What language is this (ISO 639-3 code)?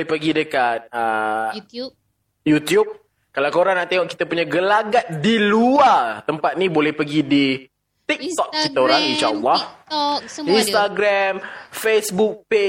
msa